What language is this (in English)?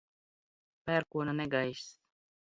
Latvian